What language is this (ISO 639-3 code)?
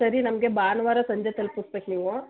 kan